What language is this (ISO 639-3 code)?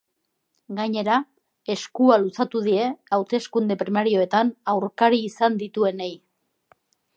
eus